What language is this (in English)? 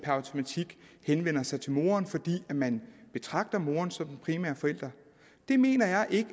Danish